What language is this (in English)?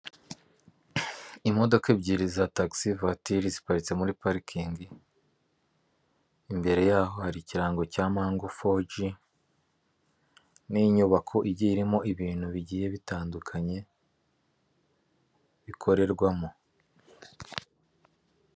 Kinyarwanda